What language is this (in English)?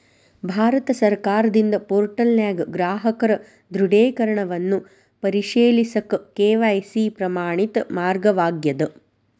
Kannada